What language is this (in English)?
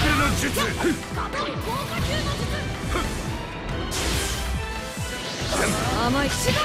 Japanese